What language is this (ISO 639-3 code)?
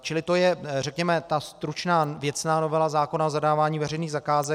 ces